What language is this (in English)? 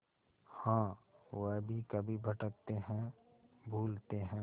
Hindi